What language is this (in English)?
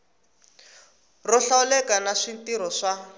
Tsonga